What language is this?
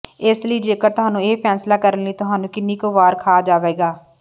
Punjabi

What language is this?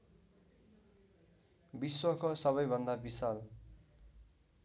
Nepali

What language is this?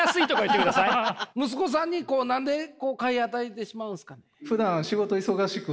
Japanese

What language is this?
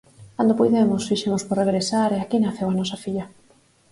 Galician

